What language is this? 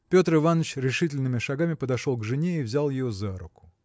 Russian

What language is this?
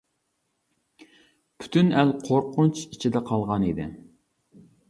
Uyghur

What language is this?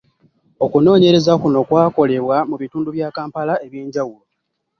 Ganda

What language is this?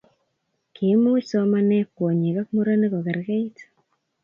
Kalenjin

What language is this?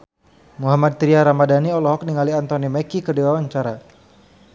Sundanese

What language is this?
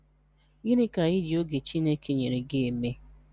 Igbo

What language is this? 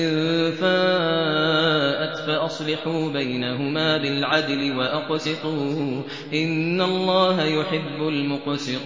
Arabic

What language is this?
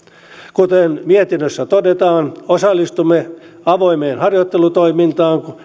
Finnish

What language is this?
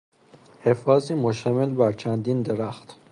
Persian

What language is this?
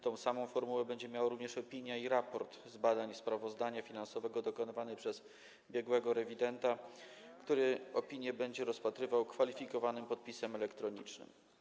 Polish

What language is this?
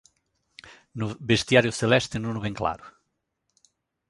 Galician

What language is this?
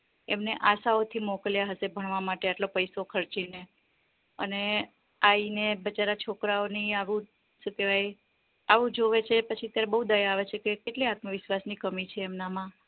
Gujarati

